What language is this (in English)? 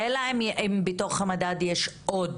Hebrew